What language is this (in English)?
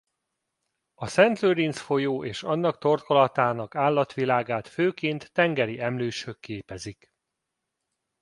Hungarian